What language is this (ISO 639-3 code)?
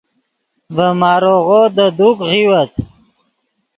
ydg